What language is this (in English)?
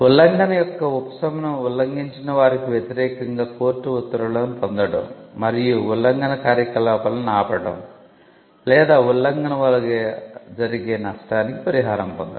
Telugu